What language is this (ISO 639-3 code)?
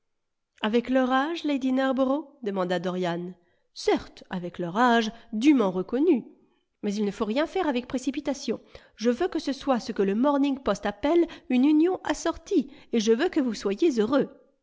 fra